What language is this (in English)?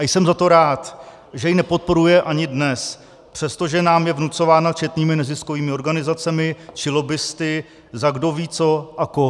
Czech